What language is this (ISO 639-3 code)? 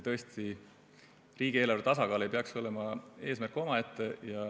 est